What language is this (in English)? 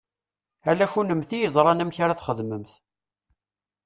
Kabyle